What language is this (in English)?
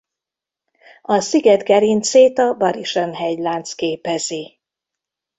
Hungarian